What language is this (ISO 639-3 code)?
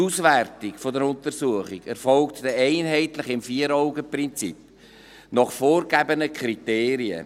gsw